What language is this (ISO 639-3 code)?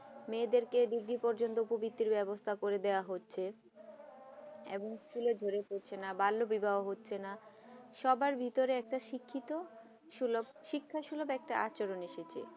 ben